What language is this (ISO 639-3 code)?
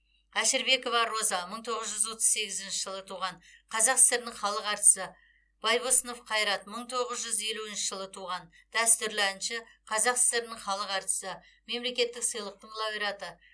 kaz